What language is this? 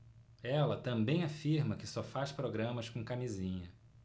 Portuguese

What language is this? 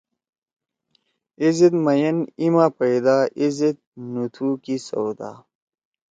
Torwali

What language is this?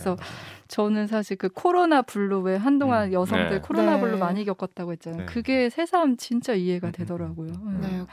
Korean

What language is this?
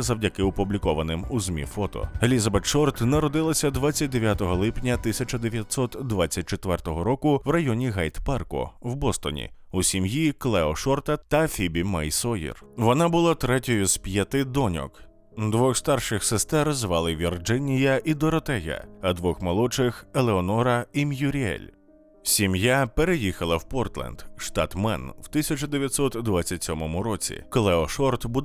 Ukrainian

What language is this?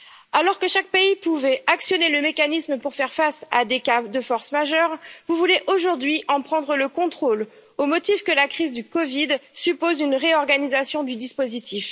French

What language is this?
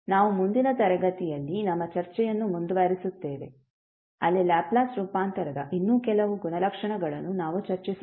Kannada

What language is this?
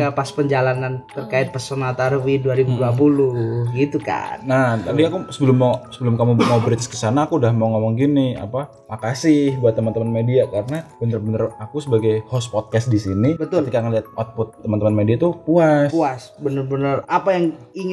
Indonesian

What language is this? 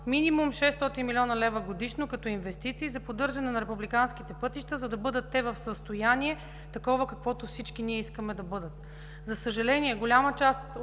Bulgarian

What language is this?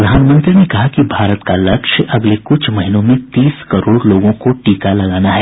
Hindi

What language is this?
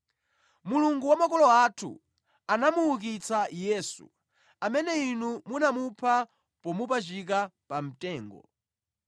Nyanja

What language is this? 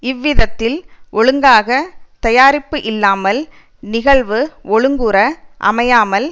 Tamil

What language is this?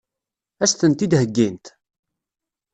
Kabyle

